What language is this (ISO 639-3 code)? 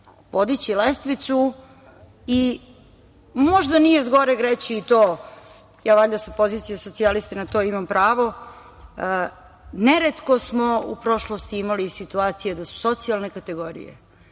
srp